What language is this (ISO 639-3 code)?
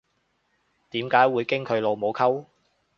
yue